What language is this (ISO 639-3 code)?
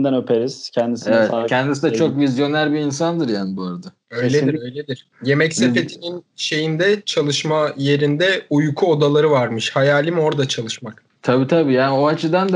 tur